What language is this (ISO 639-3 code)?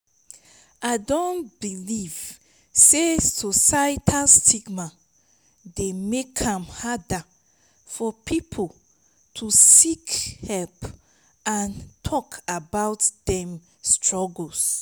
pcm